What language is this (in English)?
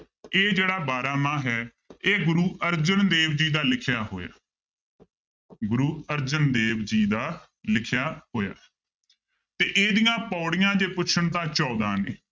Punjabi